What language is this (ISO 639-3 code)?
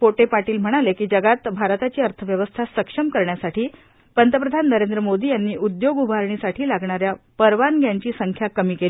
mar